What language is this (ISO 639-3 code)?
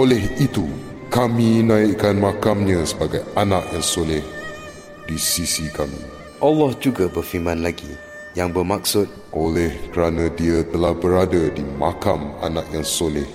msa